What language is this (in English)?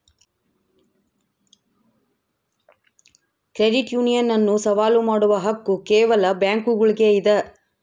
Kannada